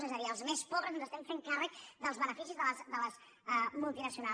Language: Catalan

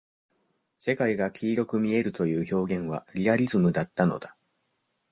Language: Japanese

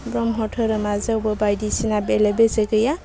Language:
Bodo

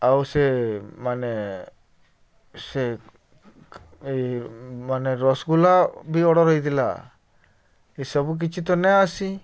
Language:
Odia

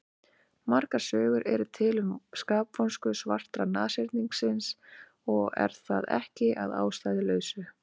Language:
Icelandic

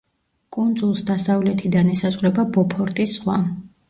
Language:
Georgian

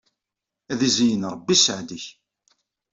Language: Kabyle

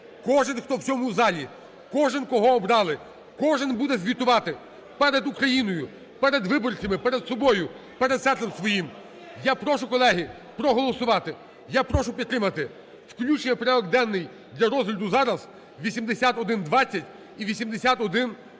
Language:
Ukrainian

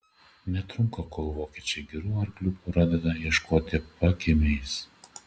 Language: Lithuanian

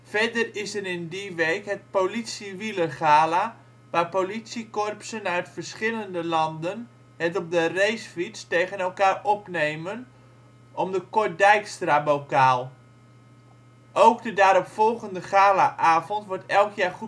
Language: Dutch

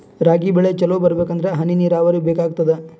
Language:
Kannada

